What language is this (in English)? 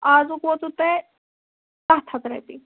Kashmiri